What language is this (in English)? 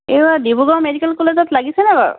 Assamese